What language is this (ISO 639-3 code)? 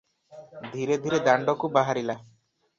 ori